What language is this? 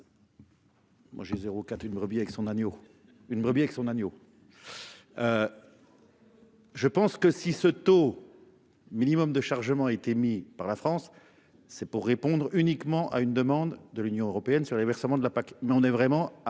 French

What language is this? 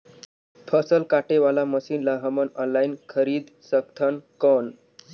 Chhattisgarhi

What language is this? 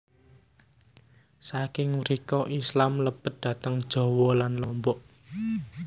Javanese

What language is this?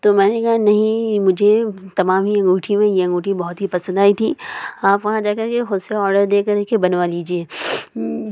Urdu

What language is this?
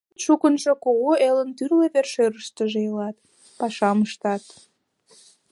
Mari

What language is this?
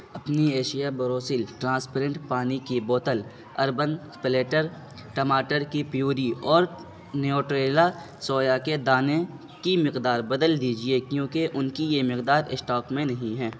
Urdu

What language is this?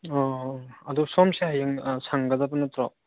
Manipuri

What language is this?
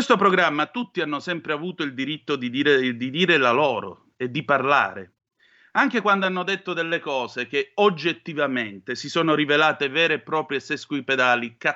Italian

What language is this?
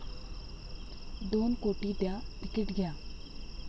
Marathi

